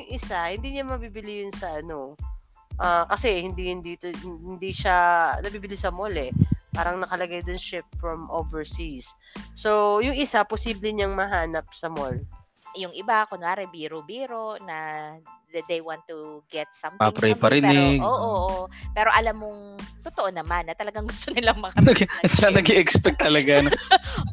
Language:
Filipino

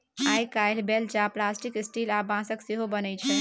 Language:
Maithili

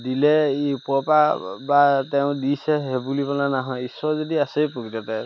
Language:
Assamese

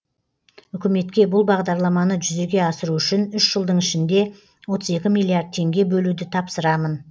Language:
Kazakh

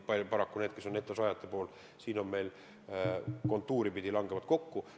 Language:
Estonian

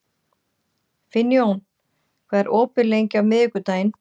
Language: Icelandic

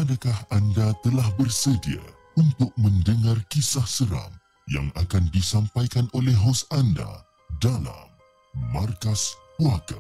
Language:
Malay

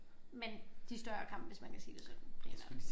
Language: Danish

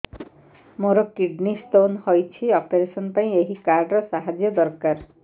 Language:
Odia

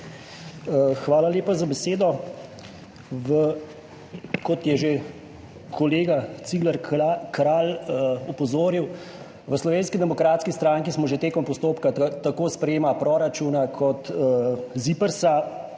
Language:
Slovenian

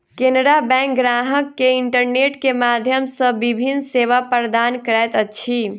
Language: Maithili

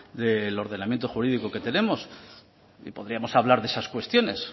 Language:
Spanish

